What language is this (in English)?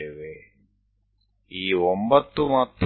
Gujarati